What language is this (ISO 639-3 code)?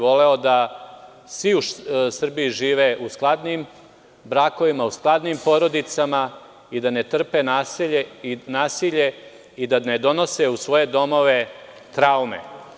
srp